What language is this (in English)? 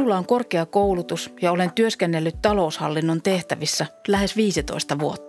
Finnish